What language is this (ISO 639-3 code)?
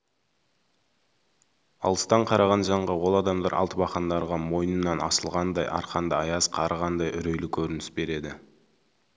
kaz